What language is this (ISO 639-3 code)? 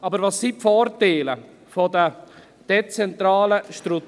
gsw